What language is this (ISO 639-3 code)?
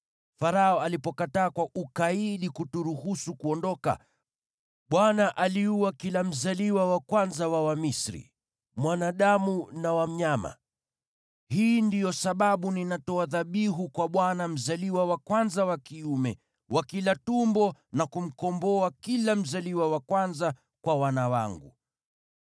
swa